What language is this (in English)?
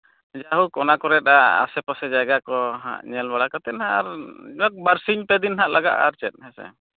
Santali